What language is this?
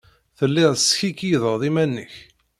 Kabyle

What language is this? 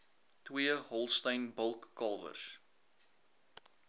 Afrikaans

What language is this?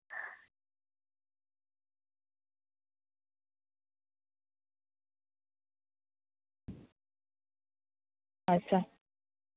Santali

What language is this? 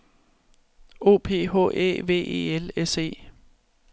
Danish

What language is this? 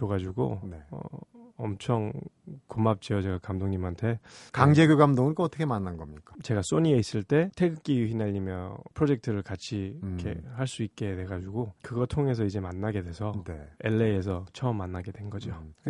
Korean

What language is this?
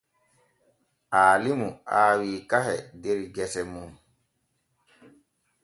Borgu Fulfulde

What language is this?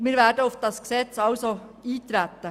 Swiss German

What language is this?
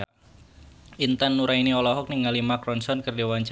Sundanese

